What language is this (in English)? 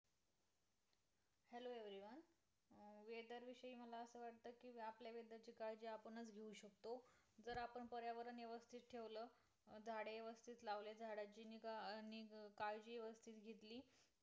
Marathi